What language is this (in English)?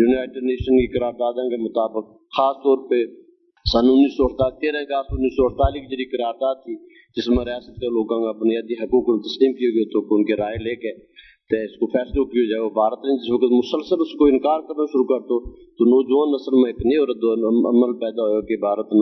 Urdu